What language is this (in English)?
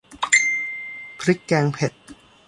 Thai